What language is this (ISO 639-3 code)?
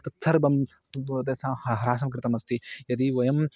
san